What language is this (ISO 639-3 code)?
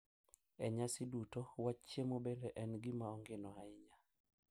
luo